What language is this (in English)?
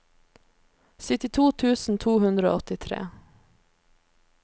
Norwegian